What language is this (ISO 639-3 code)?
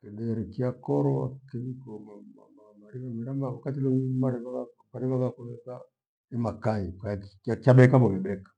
gwe